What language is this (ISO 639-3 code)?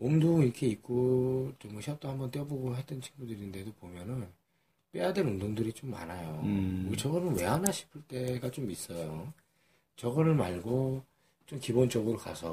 kor